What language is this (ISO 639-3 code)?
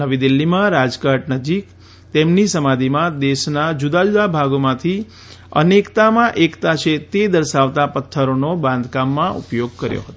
guj